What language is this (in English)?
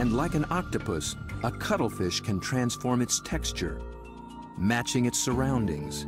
English